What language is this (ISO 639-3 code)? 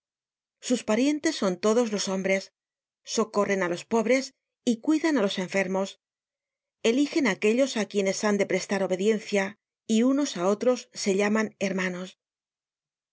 spa